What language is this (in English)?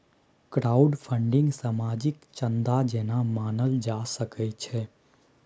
Maithili